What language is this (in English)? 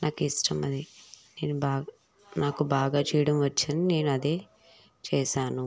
Telugu